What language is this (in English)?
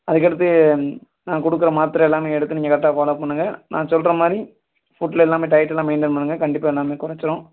Tamil